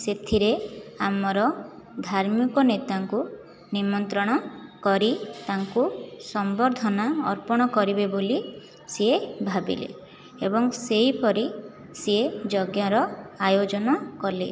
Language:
Odia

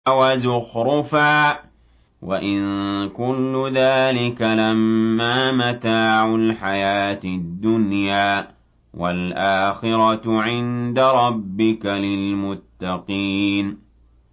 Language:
Arabic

